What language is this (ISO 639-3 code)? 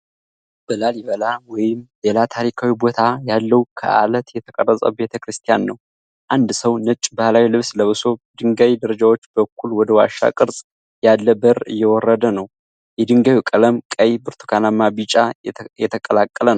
amh